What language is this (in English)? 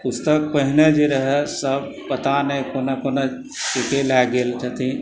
Maithili